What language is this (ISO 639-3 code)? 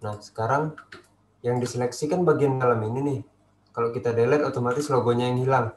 ind